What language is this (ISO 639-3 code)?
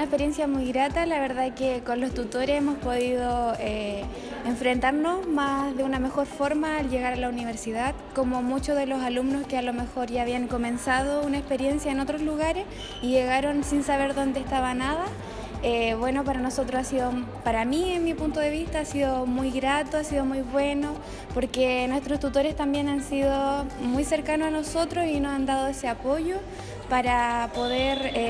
spa